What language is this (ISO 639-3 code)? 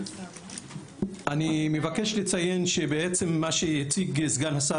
heb